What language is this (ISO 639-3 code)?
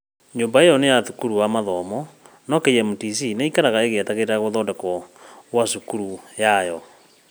kik